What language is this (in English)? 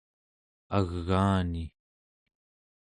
Central Yupik